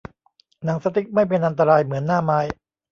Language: Thai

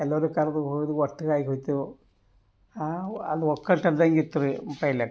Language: Kannada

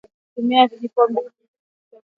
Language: Swahili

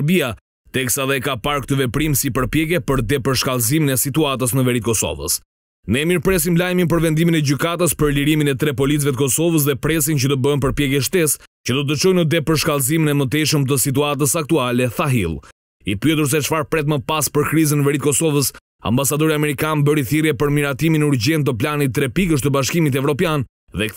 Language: Romanian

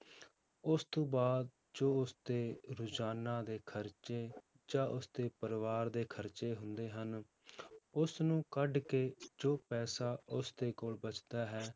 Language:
Punjabi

